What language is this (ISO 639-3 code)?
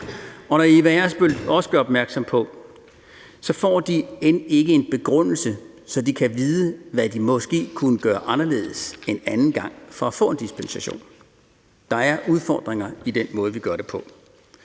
dan